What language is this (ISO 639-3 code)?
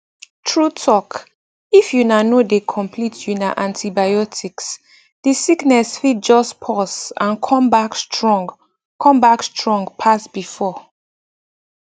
pcm